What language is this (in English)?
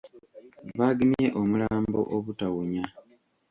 Ganda